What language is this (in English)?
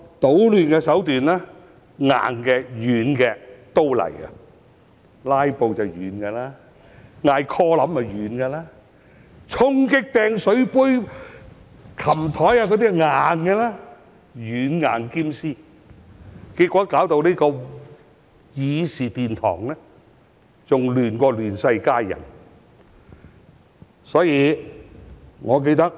Cantonese